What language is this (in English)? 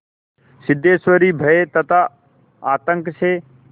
Hindi